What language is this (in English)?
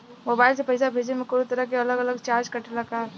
Bhojpuri